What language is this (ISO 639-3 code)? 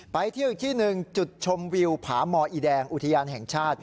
tha